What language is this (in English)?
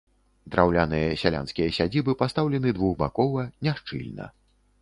Belarusian